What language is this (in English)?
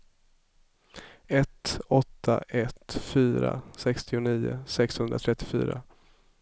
Swedish